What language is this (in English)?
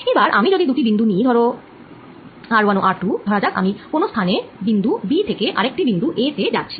Bangla